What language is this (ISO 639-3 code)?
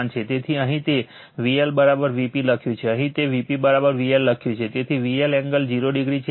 guj